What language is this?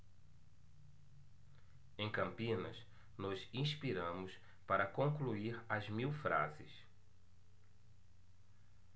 Portuguese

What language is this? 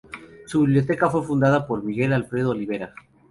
Spanish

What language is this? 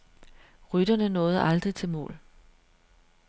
Danish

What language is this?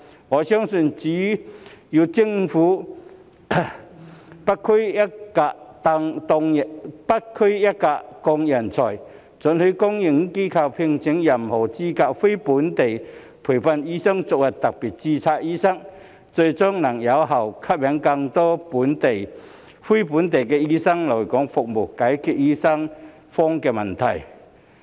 Cantonese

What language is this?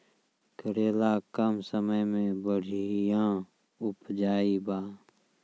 Maithili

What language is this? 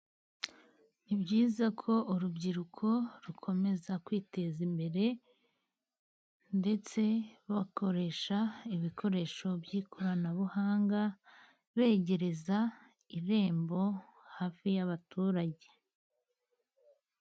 Kinyarwanda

